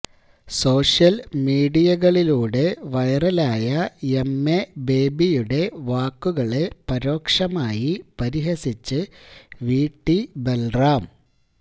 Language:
Malayalam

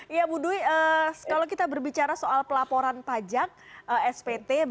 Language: Indonesian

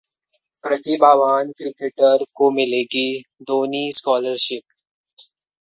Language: Hindi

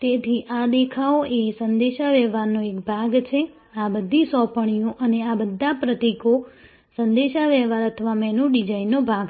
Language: Gujarati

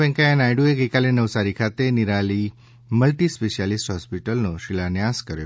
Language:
Gujarati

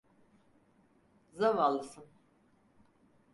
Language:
Turkish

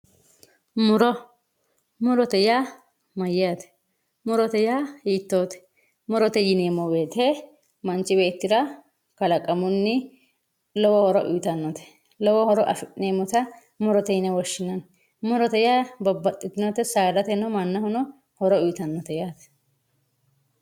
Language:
Sidamo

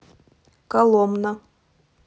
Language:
Russian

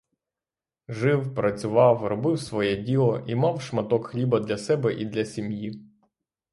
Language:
Ukrainian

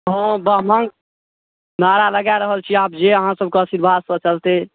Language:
Maithili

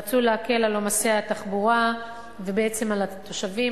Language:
Hebrew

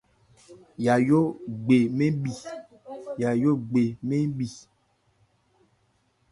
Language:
Ebrié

